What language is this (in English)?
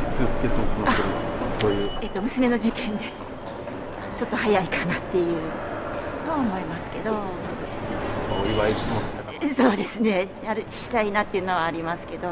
Japanese